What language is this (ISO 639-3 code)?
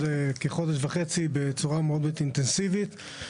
heb